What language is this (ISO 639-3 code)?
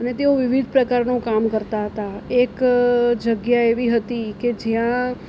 guj